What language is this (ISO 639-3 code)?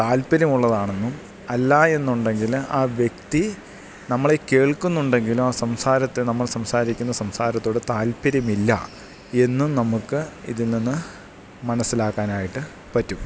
mal